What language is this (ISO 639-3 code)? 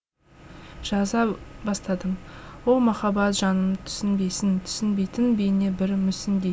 kaz